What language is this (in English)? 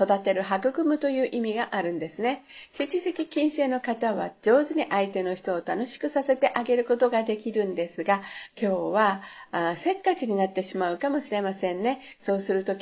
Japanese